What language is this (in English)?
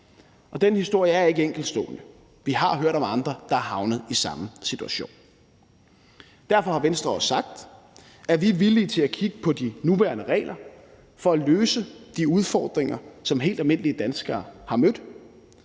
Danish